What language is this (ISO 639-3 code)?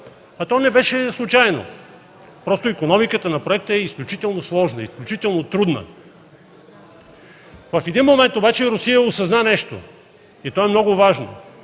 bul